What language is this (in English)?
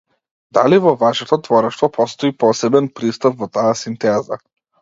Macedonian